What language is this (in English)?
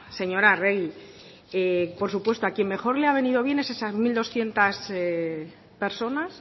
Spanish